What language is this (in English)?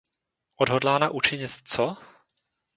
Czech